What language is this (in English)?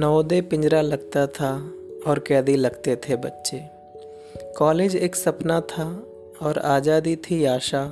Hindi